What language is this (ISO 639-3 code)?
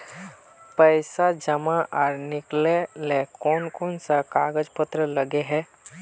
mag